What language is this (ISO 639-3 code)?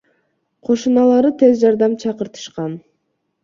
kir